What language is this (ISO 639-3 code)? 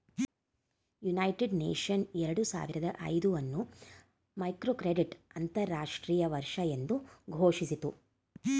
kan